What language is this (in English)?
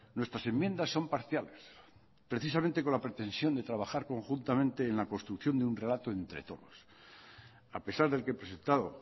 Spanish